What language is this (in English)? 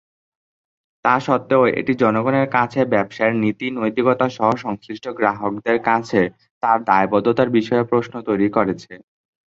Bangla